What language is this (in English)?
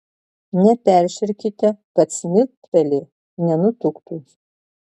Lithuanian